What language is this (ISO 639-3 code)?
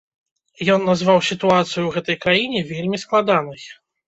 bel